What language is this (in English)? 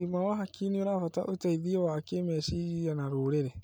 Kikuyu